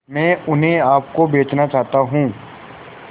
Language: Hindi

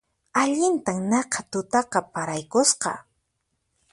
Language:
Puno Quechua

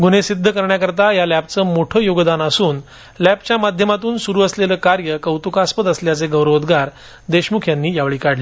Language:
Marathi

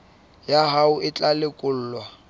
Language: Southern Sotho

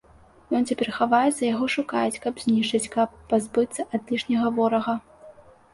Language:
Belarusian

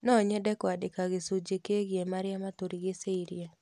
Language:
Kikuyu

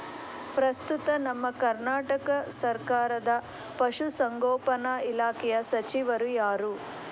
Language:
Kannada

